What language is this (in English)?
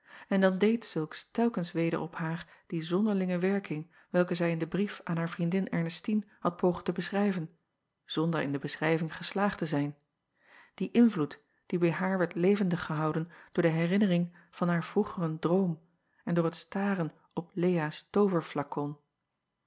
Dutch